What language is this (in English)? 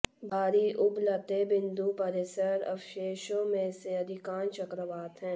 Hindi